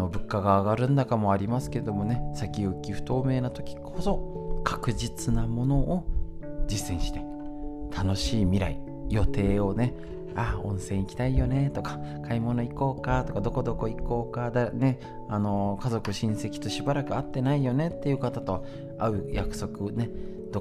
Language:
Japanese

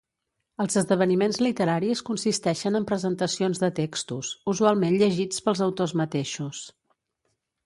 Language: Catalan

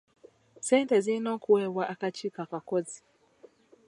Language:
Ganda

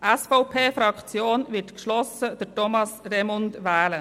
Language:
Swiss German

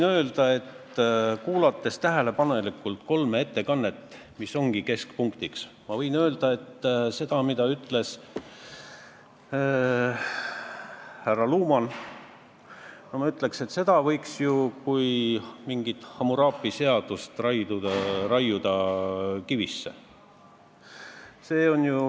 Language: Estonian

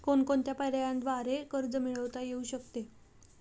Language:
Marathi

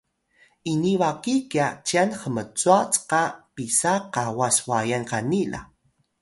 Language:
Atayal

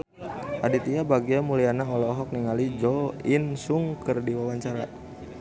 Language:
Sundanese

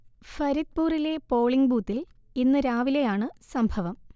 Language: Malayalam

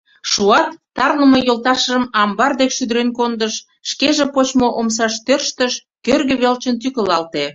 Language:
Mari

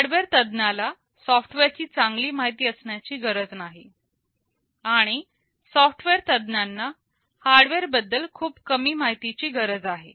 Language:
Marathi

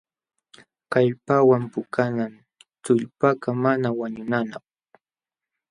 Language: Jauja Wanca Quechua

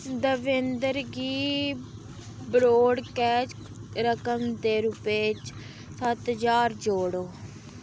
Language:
Dogri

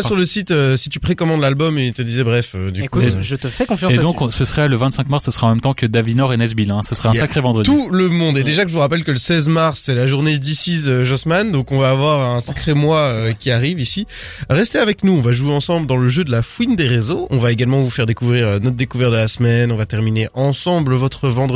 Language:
French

